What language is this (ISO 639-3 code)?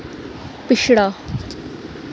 doi